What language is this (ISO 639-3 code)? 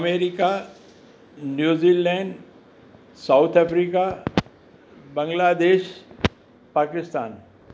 snd